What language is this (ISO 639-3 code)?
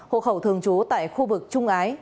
vie